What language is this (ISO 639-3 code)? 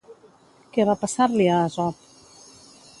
cat